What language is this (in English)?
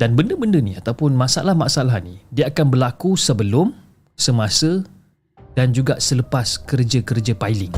Malay